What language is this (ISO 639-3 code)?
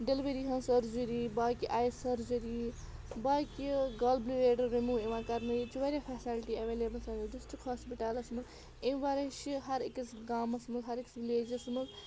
kas